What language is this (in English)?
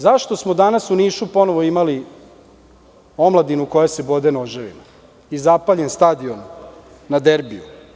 Serbian